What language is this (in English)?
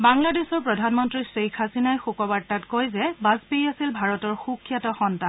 Assamese